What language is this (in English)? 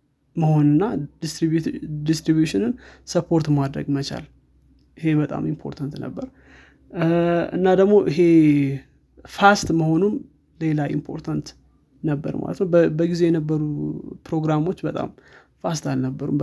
Amharic